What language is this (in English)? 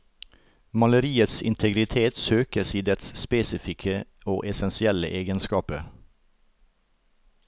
Norwegian